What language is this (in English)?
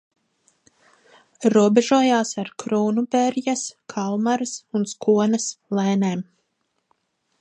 Latvian